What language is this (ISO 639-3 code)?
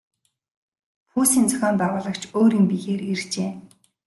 mon